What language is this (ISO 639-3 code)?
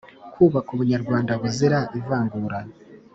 kin